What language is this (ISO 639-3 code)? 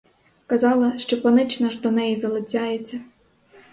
ukr